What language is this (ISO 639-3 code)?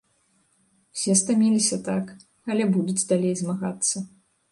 bel